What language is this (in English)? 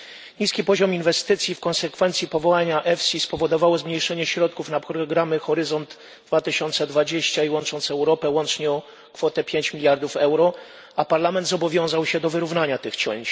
Polish